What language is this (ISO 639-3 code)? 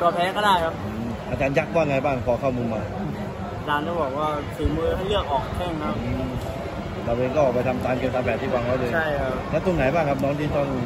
tha